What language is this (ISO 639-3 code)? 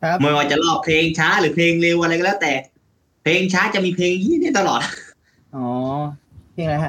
tha